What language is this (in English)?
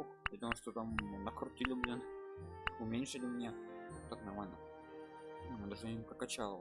Russian